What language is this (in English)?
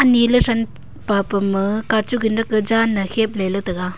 Wancho Naga